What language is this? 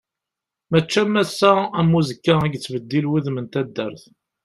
Kabyle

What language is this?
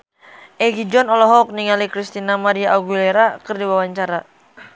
Sundanese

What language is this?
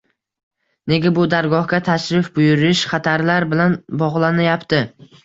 Uzbek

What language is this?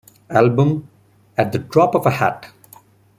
English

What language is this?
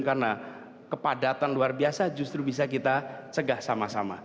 Indonesian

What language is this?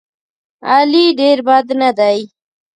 Pashto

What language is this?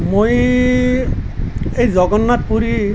Assamese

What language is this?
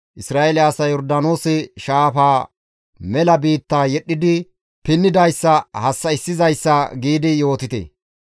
Gamo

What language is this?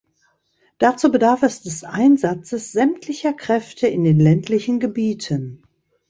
German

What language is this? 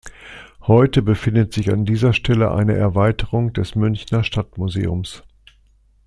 German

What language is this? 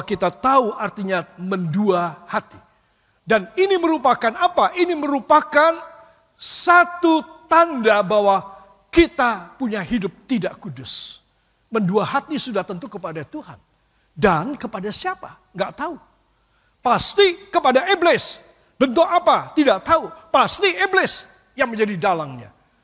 Indonesian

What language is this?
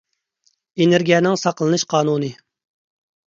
Uyghur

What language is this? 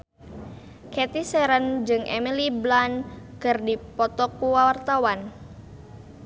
Sundanese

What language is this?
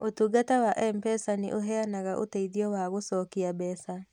Kikuyu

